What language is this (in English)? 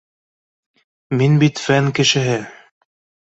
Bashkir